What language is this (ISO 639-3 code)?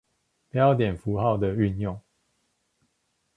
zho